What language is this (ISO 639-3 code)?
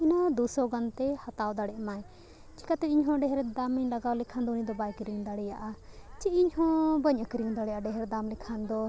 sat